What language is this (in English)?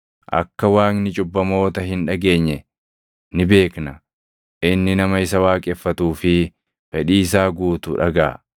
Oromo